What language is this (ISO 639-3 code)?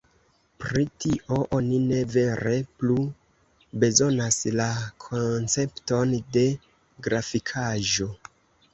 epo